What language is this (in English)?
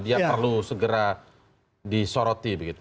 Indonesian